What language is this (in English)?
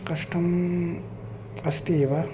Sanskrit